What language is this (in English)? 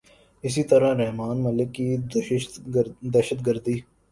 Urdu